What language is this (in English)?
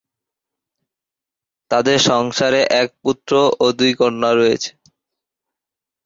Bangla